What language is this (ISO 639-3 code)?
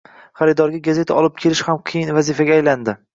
uzb